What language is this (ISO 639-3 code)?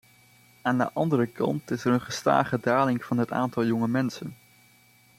nld